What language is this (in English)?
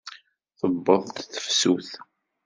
Kabyle